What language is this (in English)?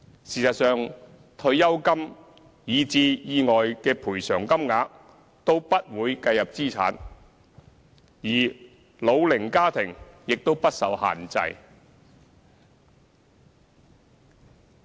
Cantonese